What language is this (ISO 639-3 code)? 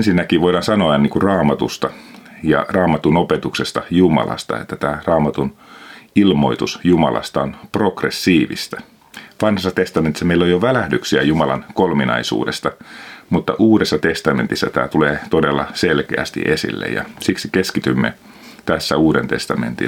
fin